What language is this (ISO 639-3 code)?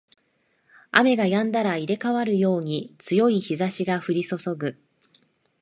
jpn